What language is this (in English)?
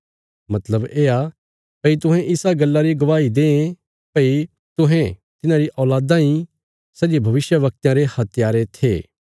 Bilaspuri